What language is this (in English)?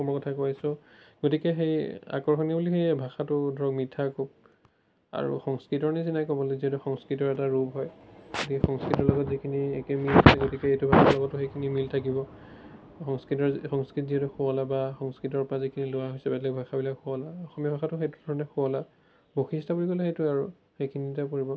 Assamese